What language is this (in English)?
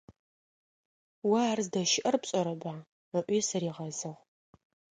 Adyghe